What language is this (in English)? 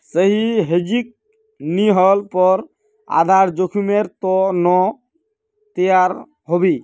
Magahi